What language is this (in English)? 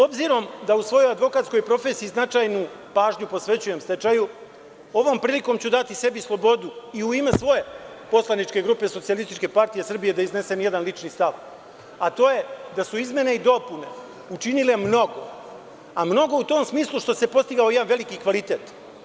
Serbian